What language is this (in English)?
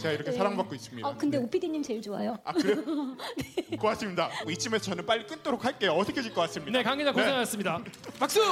Korean